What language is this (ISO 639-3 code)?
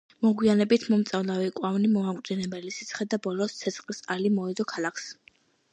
kat